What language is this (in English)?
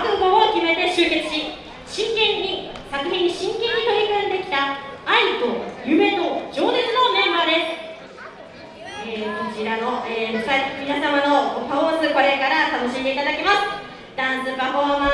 Japanese